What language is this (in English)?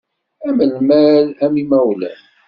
Kabyle